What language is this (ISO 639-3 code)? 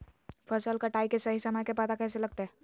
mag